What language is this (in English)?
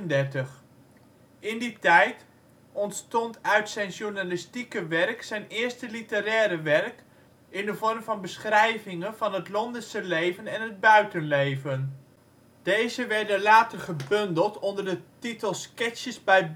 Dutch